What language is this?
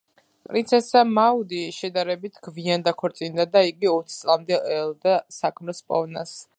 Georgian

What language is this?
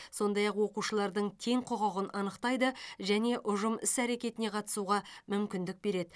Kazakh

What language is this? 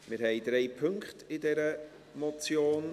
Swiss German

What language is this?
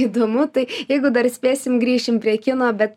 Lithuanian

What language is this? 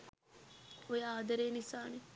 Sinhala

